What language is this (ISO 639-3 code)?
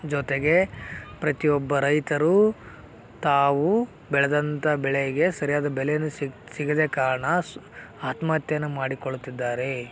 kan